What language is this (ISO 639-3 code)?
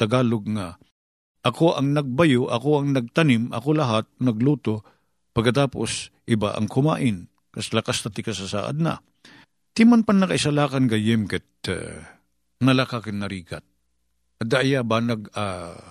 fil